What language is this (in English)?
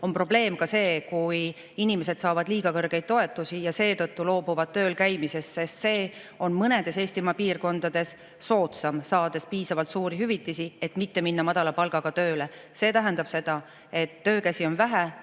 Estonian